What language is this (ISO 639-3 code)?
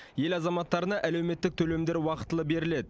kaz